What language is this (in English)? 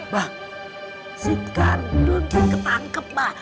Indonesian